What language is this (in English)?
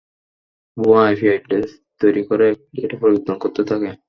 Bangla